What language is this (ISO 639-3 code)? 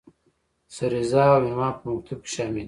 pus